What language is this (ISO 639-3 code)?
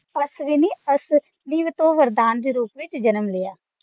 pan